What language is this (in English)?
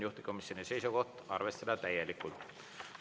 Estonian